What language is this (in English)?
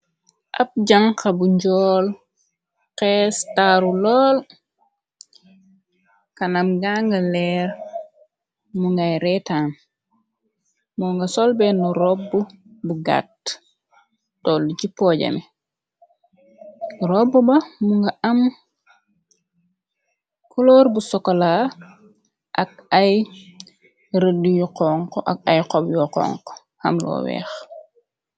Wolof